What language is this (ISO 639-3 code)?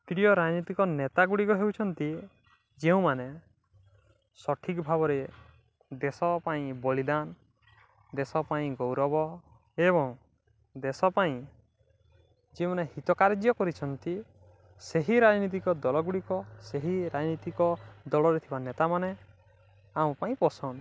ori